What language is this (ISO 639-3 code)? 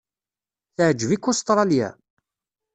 kab